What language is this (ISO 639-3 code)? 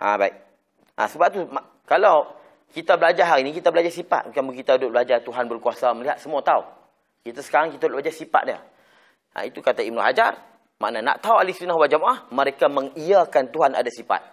msa